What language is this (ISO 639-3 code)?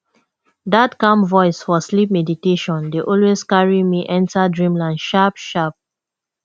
pcm